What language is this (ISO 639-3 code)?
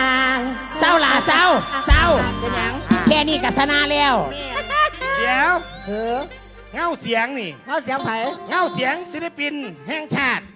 tha